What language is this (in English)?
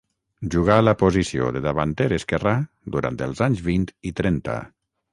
Catalan